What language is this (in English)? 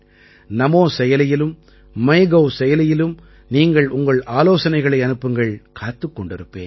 Tamil